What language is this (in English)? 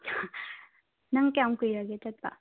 Manipuri